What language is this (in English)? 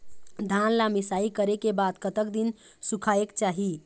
Chhattisgarhi